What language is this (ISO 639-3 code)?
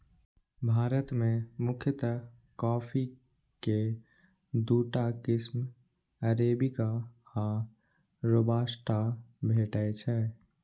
mai